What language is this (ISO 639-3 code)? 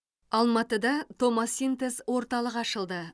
kaz